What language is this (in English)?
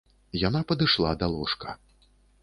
Belarusian